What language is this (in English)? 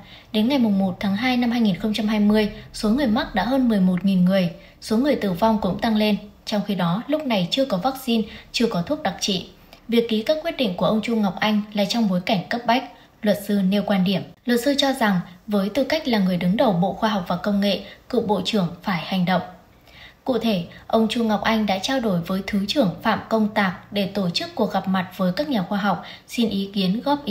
Vietnamese